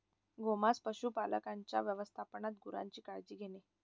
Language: Marathi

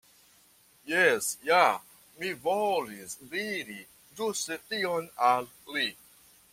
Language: Esperanto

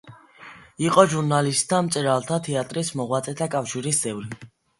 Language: Georgian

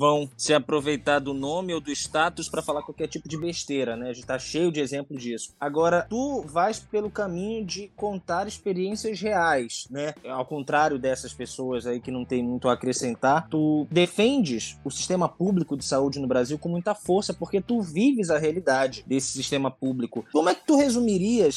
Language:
Portuguese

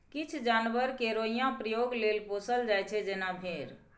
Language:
Maithili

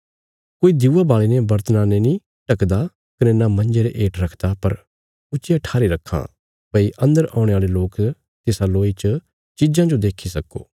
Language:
Bilaspuri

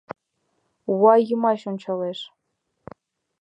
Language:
Mari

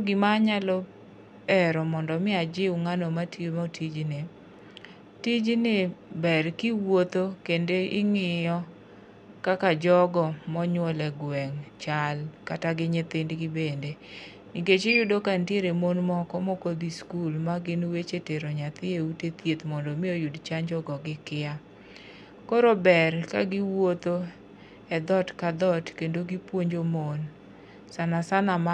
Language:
Luo (Kenya and Tanzania)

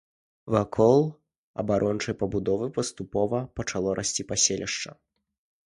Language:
Belarusian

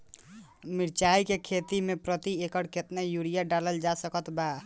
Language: Bhojpuri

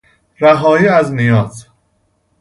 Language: Persian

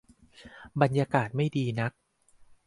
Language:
Thai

